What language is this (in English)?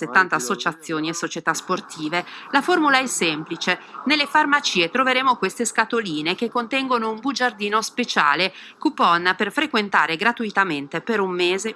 Italian